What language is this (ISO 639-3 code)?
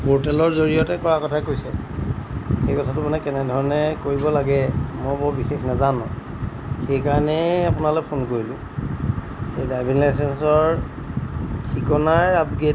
asm